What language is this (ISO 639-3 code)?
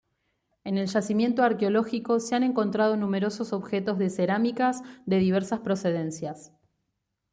spa